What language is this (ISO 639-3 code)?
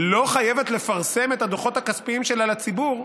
heb